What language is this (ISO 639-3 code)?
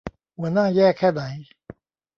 tha